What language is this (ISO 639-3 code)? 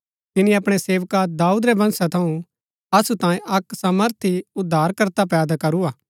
gbk